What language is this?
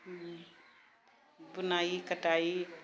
Maithili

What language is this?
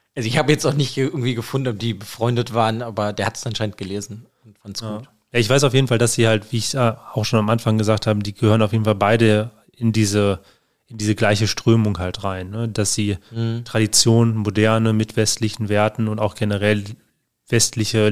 German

